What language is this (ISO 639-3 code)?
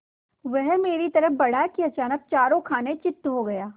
hin